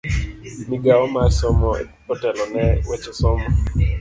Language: Luo (Kenya and Tanzania)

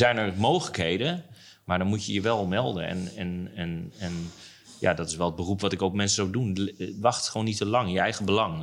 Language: Dutch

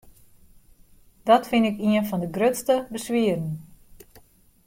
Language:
Western Frisian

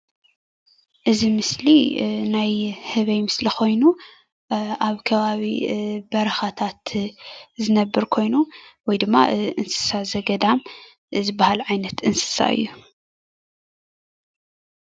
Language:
Tigrinya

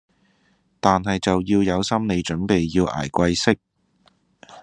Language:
Cantonese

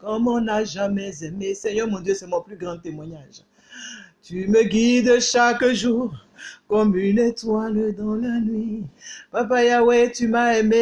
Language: French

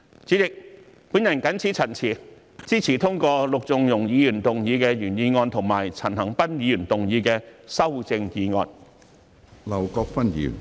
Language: Cantonese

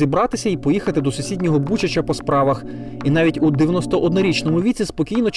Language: Ukrainian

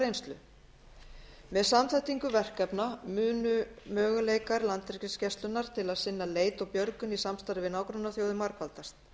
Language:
Icelandic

